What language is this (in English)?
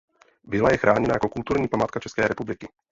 Czech